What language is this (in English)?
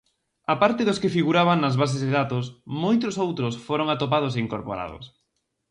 Galician